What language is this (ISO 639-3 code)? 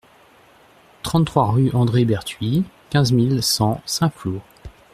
fra